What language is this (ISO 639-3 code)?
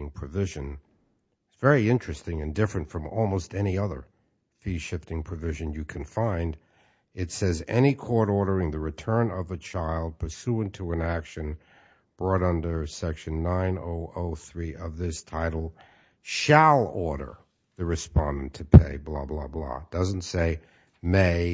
eng